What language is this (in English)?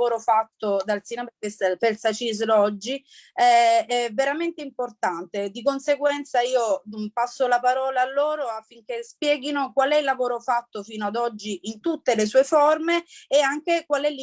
Italian